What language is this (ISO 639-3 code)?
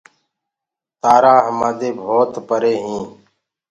ggg